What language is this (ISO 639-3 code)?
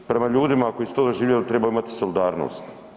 hrv